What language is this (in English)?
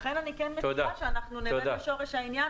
Hebrew